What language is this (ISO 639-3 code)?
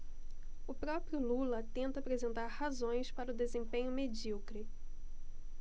por